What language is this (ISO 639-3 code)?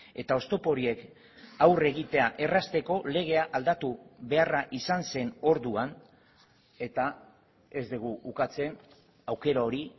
eus